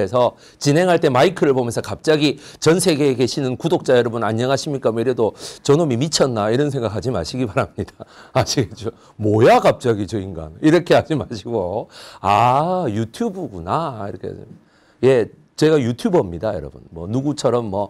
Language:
Korean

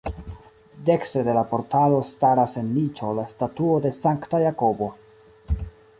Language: Esperanto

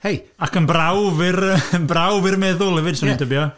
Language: Welsh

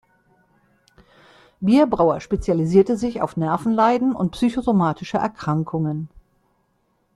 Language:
German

